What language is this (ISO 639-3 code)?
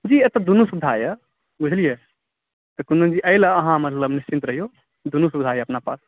mai